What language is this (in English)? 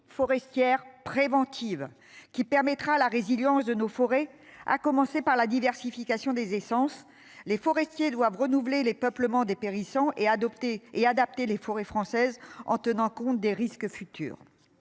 French